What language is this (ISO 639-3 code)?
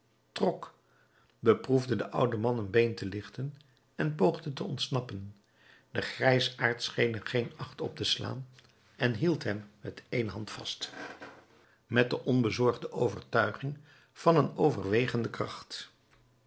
nld